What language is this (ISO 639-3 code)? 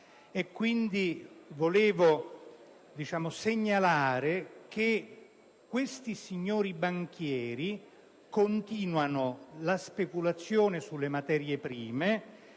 ita